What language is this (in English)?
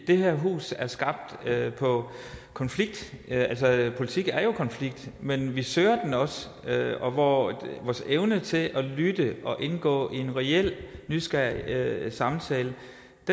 Danish